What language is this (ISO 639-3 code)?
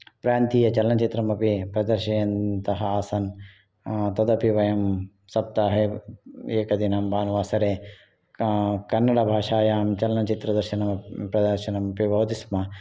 san